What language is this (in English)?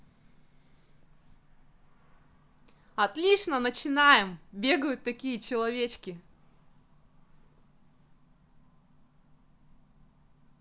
Russian